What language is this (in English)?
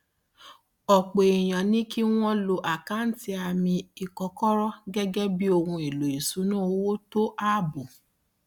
Yoruba